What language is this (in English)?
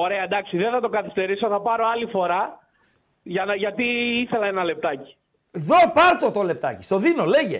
Greek